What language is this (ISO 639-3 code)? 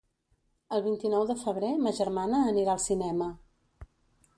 cat